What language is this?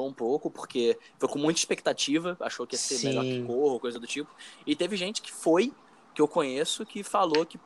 Portuguese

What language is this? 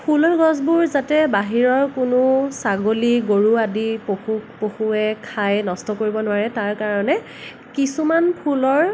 Assamese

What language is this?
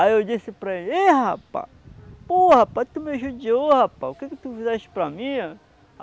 Portuguese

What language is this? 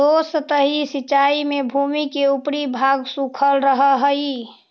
Magahi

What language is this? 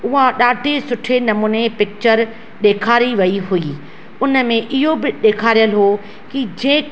Sindhi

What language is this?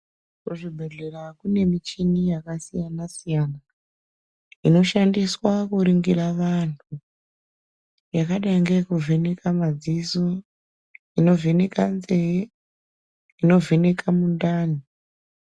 Ndau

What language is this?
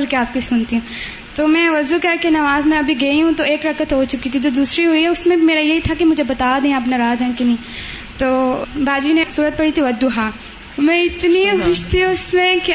Urdu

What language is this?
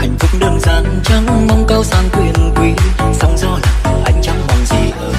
Vietnamese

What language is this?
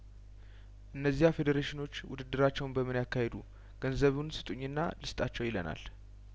Amharic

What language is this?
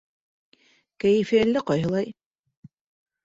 Bashkir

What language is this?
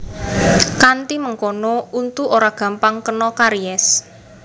Javanese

